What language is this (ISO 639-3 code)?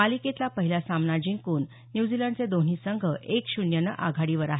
mar